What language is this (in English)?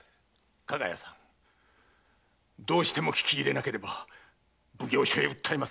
Japanese